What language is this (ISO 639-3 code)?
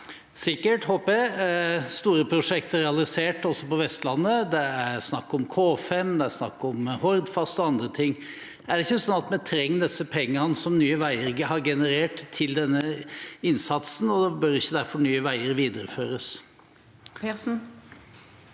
nor